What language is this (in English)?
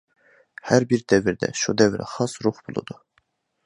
Uyghur